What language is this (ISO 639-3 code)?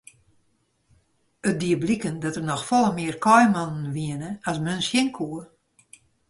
fry